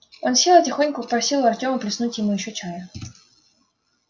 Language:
Russian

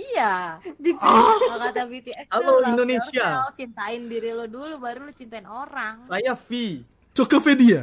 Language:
Indonesian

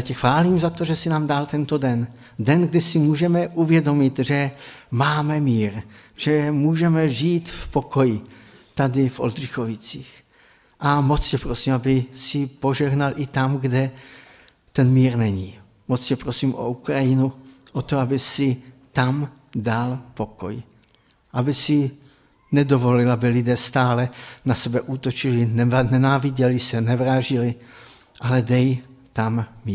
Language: Czech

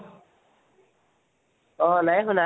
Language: Assamese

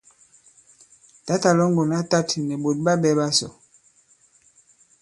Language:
Bankon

